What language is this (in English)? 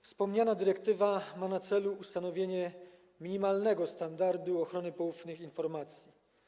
Polish